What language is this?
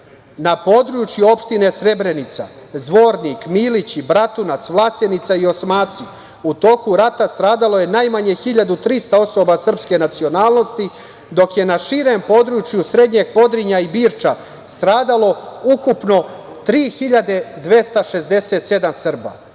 Serbian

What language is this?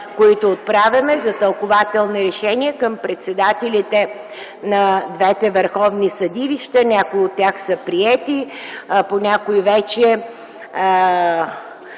Bulgarian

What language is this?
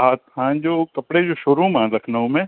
Sindhi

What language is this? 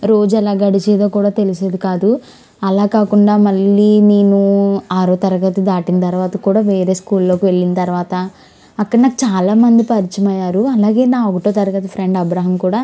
Telugu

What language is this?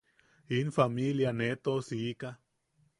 Yaqui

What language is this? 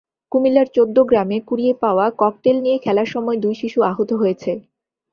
Bangla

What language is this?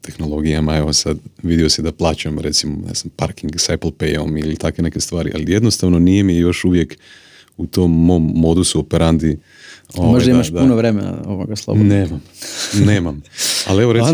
Croatian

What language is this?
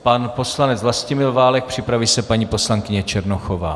Czech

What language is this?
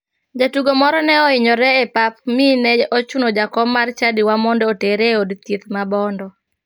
Luo (Kenya and Tanzania)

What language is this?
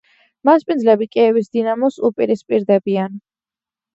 Georgian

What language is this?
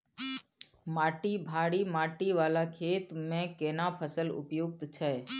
Maithili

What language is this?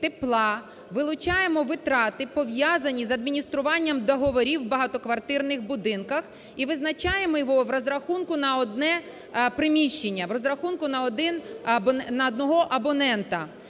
Ukrainian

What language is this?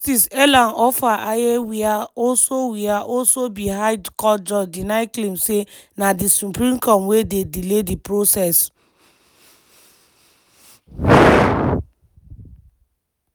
Nigerian Pidgin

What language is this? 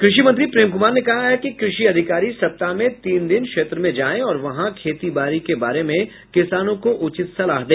Hindi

